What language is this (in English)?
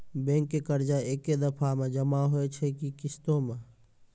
Maithili